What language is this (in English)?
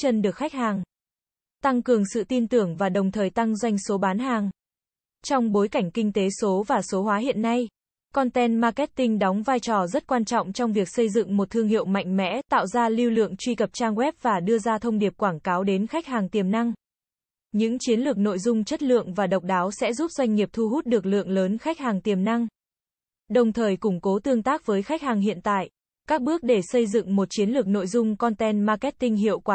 Vietnamese